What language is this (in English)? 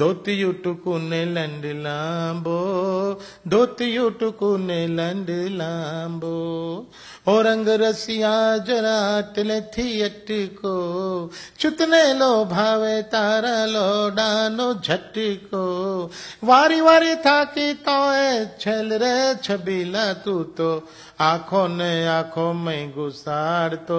Gujarati